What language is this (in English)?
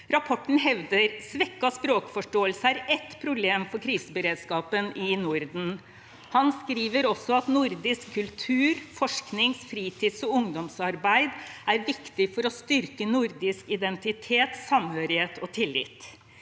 Norwegian